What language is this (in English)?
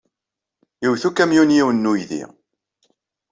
Kabyle